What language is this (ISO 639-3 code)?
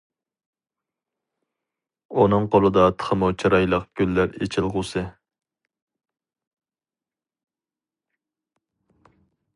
uig